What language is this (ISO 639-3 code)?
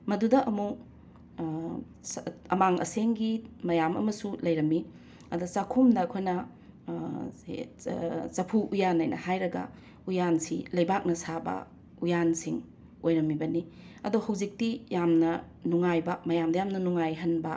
mni